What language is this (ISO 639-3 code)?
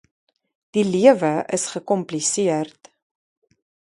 afr